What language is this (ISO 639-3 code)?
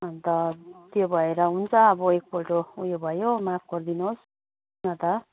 nep